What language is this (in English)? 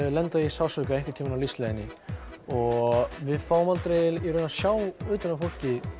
Icelandic